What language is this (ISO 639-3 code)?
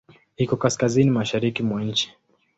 swa